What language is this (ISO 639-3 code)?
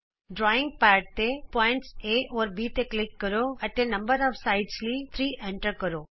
pan